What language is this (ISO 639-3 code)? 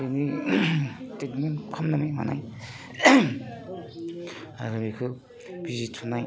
brx